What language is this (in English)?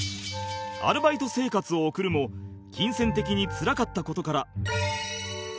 Japanese